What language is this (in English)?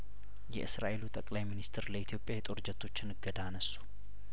Amharic